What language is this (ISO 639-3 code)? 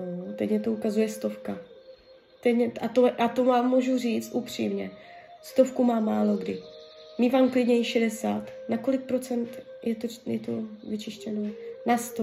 ces